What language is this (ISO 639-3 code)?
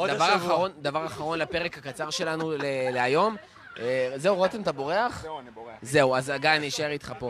heb